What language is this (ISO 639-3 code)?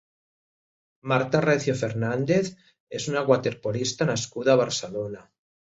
cat